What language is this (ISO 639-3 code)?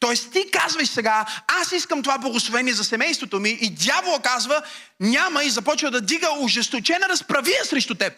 bul